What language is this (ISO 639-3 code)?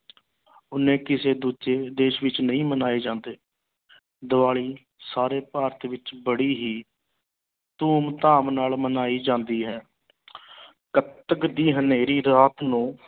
pan